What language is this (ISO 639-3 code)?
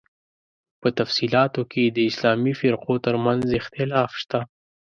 pus